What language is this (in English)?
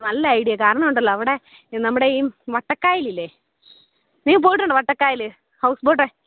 Malayalam